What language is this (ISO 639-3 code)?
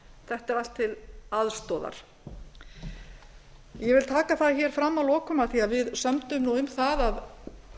isl